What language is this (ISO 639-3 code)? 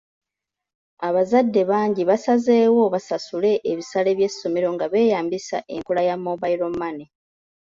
lug